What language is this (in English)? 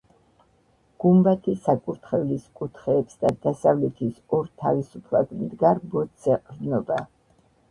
Georgian